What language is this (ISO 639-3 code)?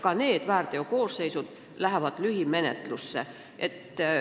est